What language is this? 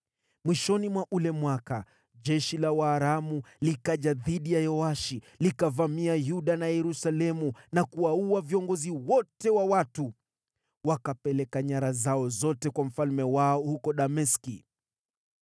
Swahili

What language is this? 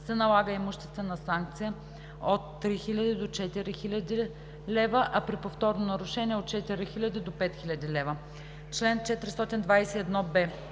Bulgarian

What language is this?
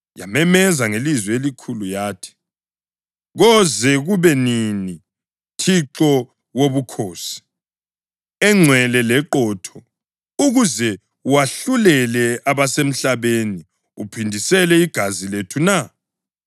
North Ndebele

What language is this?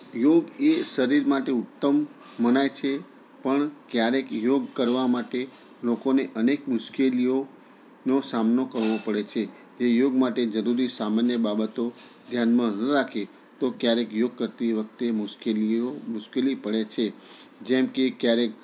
Gujarati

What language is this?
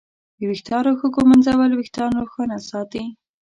Pashto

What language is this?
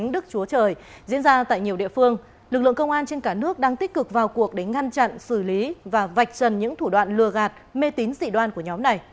Vietnamese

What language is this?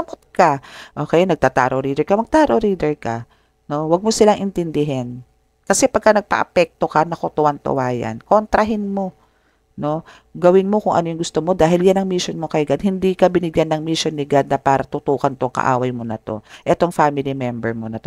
Filipino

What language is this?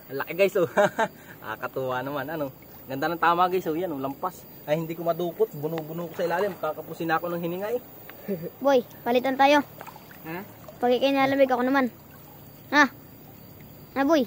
Filipino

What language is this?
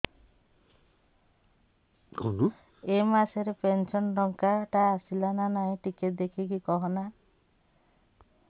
Odia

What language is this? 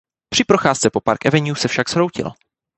Czech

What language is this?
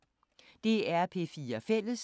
Danish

